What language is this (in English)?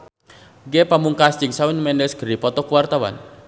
Sundanese